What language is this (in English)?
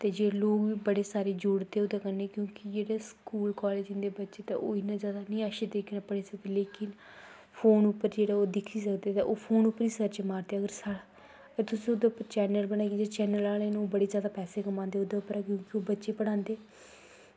Dogri